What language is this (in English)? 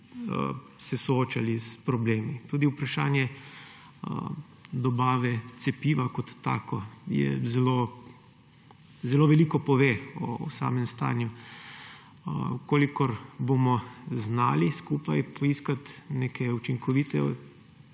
Slovenian